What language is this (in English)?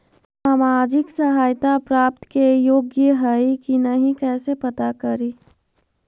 Magahi